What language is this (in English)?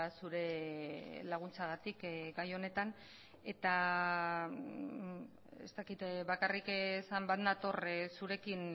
Basque